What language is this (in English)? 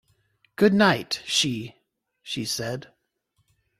English